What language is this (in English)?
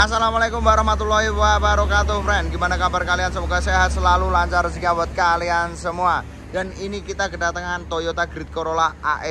Indonesian